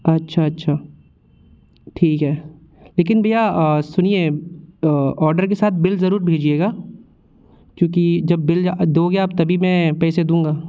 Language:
Hindi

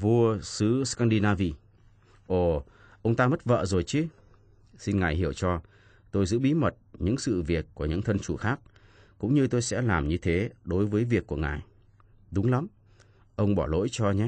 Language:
Vietnamese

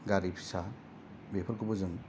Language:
Bodo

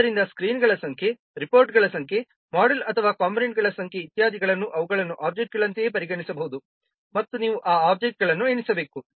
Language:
Kannada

